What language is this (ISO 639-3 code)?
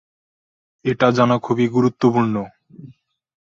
ben